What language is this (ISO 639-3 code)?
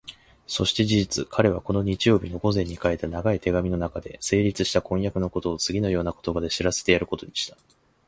jpn